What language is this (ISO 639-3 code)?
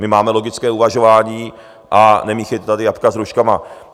ces